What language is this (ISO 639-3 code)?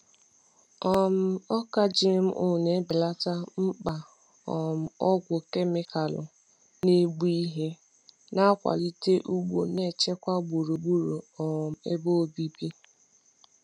ibo